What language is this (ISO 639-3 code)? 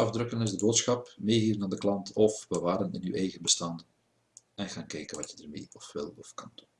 nld